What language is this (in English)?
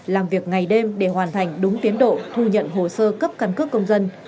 Vietnamese